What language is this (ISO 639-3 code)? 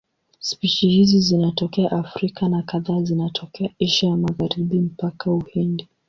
swa